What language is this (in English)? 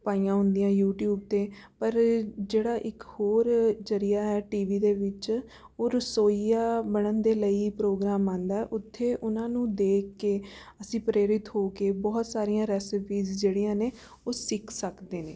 Punjabi